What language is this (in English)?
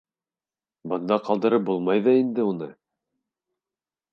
Bashkir